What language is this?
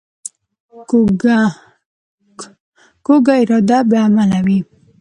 Pashto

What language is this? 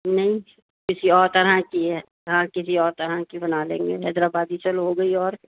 Urdu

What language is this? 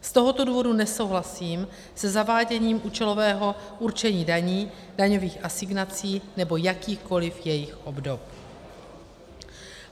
Czech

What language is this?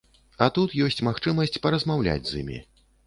Belarusian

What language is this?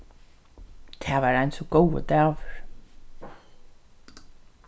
Faroese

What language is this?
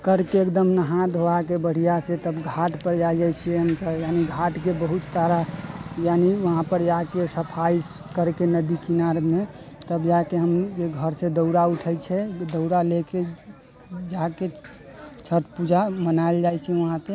Maithili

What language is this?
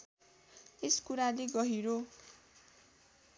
Nepali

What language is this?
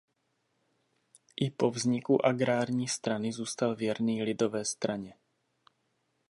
Czech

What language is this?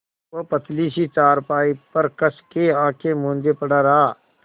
Hindi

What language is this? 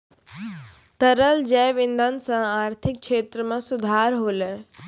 Maithili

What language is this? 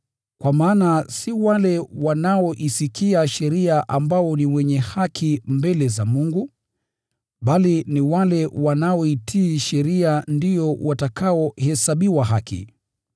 Swahili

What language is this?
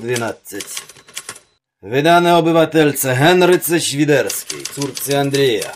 Polish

